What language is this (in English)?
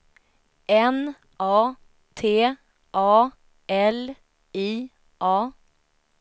Swedish